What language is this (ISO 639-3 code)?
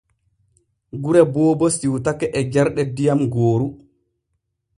fue